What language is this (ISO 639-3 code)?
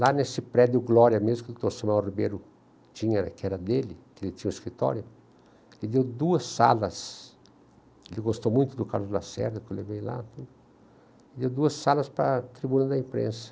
por